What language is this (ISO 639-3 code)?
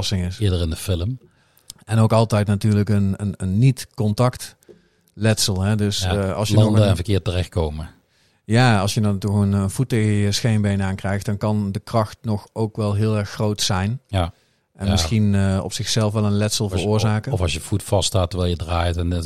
nld